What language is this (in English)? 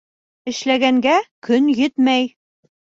Bashkir